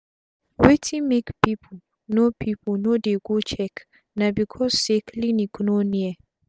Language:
Nigerian Pidgin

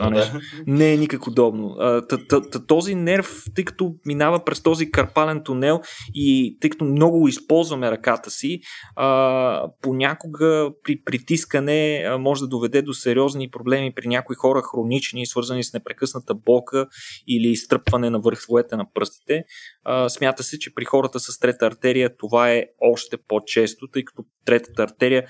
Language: Bulgarian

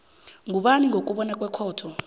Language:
South Ndebele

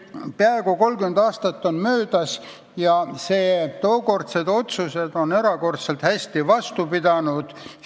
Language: Estonian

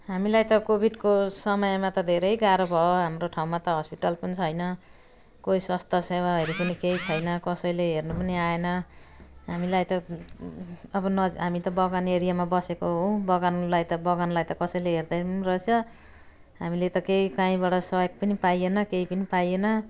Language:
Nepali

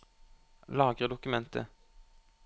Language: Norwegian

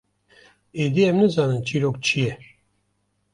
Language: Kurdish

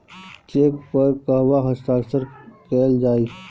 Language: Bhojpuri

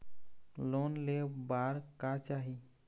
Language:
Chhattisgarhi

